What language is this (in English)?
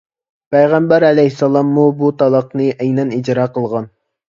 Uyghur